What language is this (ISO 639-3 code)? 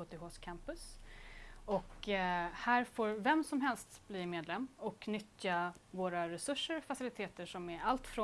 swe